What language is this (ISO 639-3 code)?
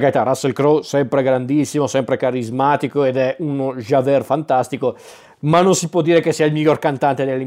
ita